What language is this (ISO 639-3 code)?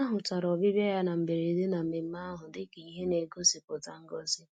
ibo